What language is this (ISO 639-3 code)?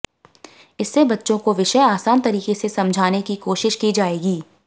hin